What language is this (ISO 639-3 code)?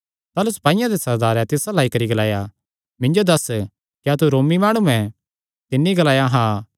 xnr